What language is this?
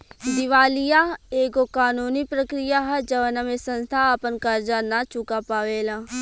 Bhojpuri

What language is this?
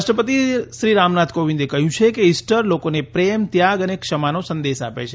Gujarati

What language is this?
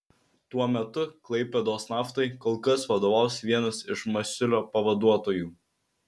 Lithuanian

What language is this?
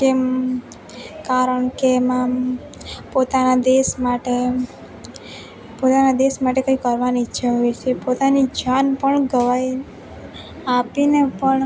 Gujarati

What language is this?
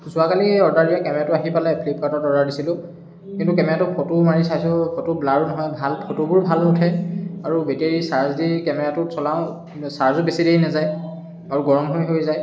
Assamese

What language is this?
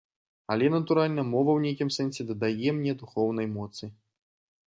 Belarusian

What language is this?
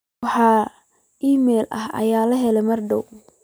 Somali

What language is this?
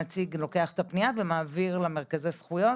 Hebrew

